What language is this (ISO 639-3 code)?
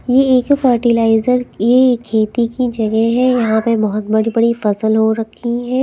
hin